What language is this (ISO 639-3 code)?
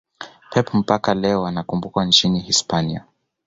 swa